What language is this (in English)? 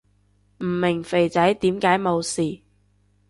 Cantonese